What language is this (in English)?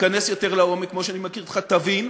Hebrew